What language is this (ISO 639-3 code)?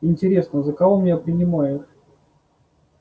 rus